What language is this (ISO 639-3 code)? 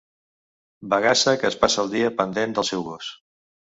cat